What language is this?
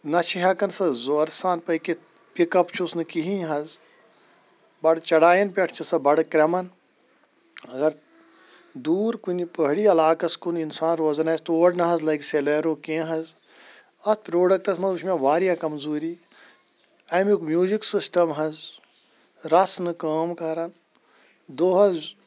Kashmiri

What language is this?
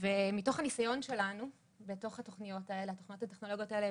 Hebrew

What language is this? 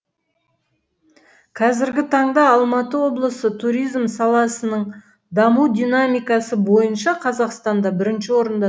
Kazakh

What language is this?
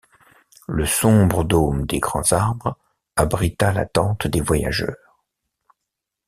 French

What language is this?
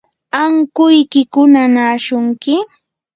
Yanahuanca Pasco Quechua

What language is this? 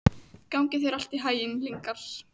Icelandic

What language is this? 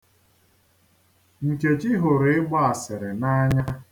Igbo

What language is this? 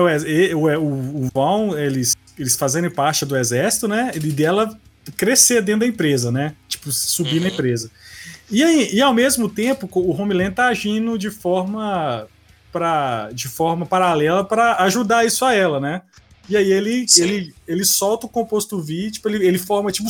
Portuguese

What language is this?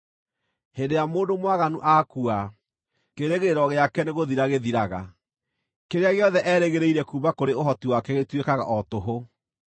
Kikuyu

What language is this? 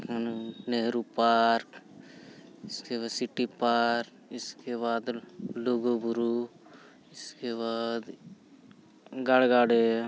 Santali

